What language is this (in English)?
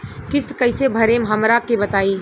Bhojpuri